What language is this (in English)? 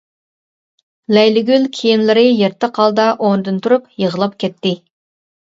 Uyghur